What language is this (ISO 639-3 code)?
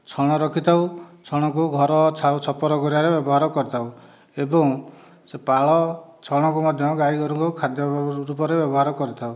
ori